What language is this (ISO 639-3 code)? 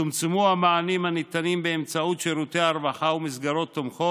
heb